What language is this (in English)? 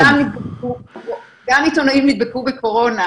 Hebrew